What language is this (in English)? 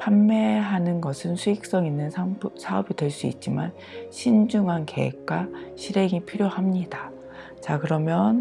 Korean